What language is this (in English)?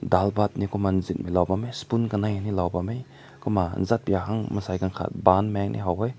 Rongmei Naga